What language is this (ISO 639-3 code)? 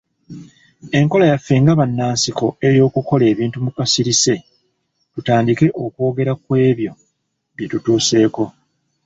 lug